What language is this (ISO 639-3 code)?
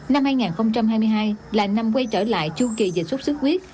vie